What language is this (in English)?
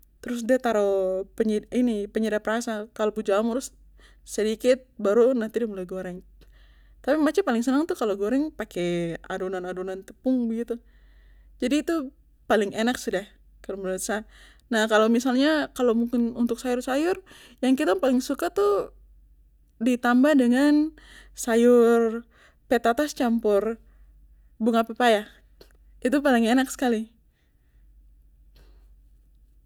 Papuan Malay